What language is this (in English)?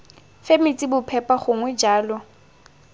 Tswana